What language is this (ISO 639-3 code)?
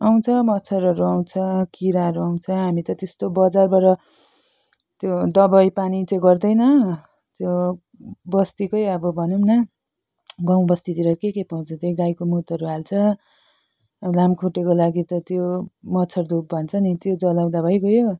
nep